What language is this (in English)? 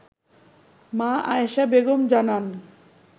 Bangla